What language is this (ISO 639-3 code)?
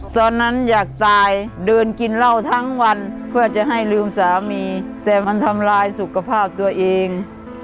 tha